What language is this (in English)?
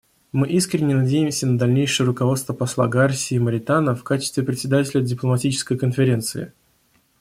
Russian